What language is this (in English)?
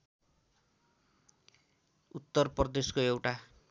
Nepali